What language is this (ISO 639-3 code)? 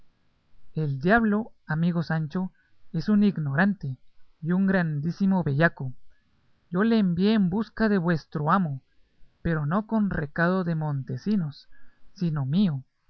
spa